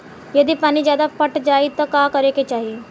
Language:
Bhojpuri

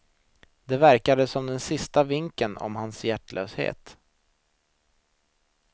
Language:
Swedish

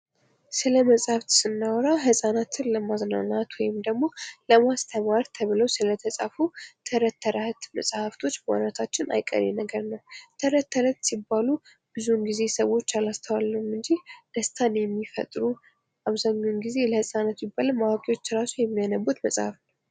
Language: Amharic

